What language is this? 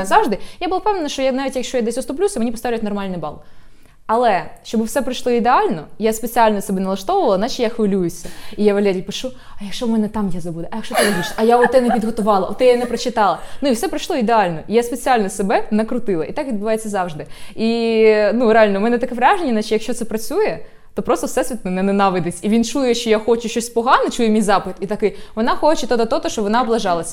Ukrainian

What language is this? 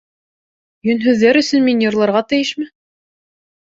Bashkir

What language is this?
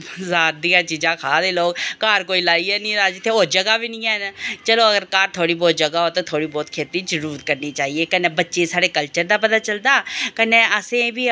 Dogri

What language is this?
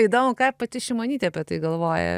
Lithuanian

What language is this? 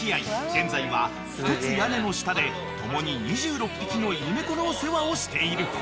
Japanese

